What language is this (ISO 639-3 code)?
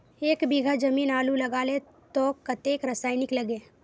mag